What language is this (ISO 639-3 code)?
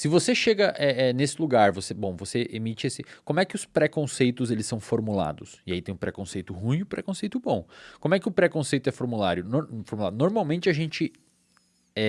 por